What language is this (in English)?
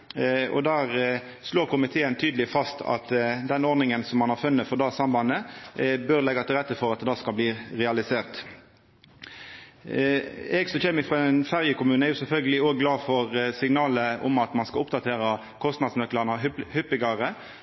Norwegian Nynorsk